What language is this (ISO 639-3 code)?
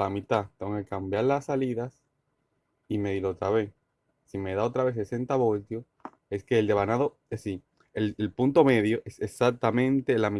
spa